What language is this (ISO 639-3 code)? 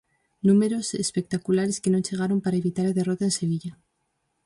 glg